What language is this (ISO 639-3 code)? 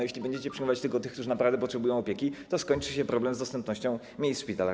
pol